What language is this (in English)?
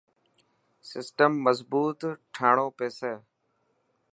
Dhatki